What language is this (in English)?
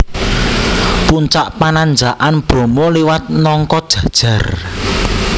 Javanese